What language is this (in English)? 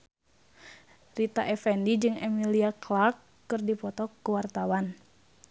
Sundanese